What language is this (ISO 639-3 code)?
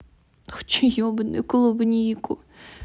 rus